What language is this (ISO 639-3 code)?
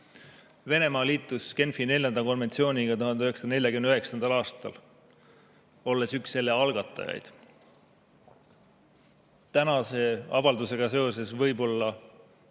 est